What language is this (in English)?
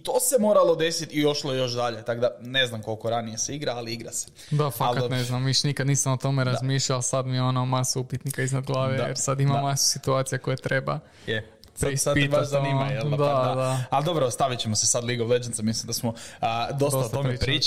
Croatian